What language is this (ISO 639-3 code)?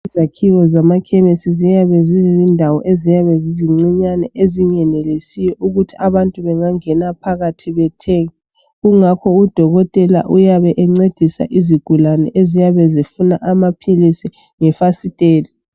nde